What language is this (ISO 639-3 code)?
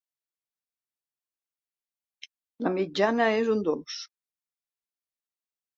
cat